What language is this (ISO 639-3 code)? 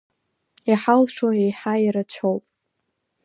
abk